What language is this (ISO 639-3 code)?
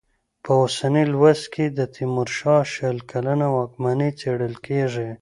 pus